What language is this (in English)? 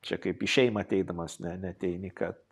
Lithuanian